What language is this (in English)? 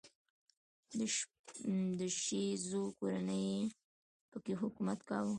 Pashto